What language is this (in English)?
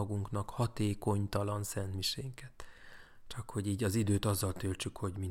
Hungarian